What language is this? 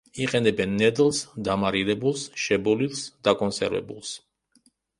Georgian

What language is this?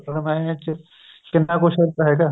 Punjabi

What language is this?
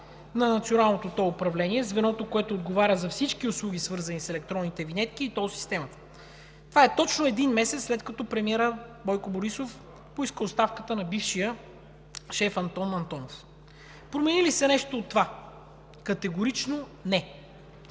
Bulgarian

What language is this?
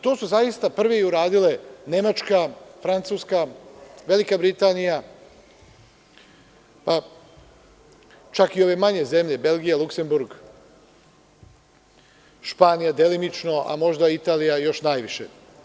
Serbian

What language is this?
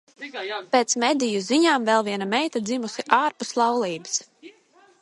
Latvian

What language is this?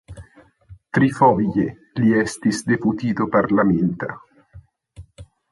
Esperanto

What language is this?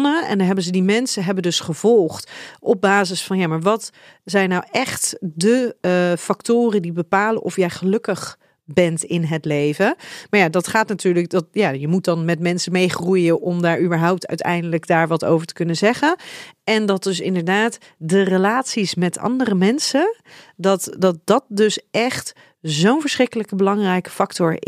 Dutch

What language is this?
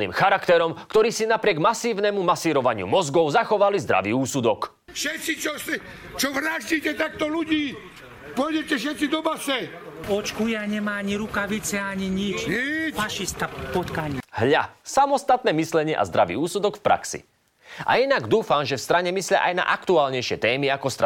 Slovak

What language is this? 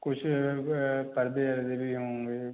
Hindi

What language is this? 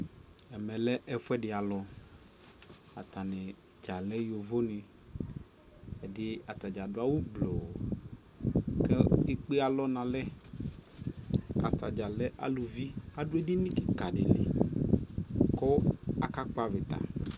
Ikposo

